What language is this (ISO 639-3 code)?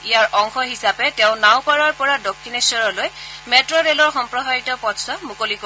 asm